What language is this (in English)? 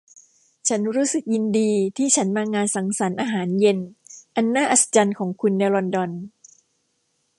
Thai